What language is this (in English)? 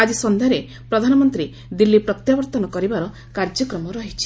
Odia